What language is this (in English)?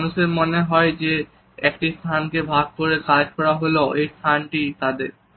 Bangla